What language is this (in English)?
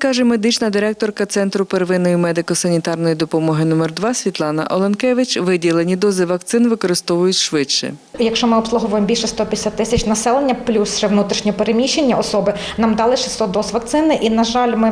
Ukrainian